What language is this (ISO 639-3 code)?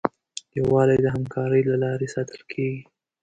pus